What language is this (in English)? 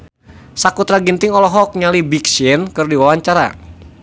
Sundanese